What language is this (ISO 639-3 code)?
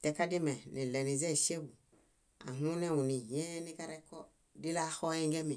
bda